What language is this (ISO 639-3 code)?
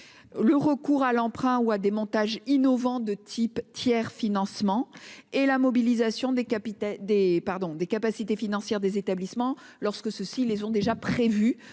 fra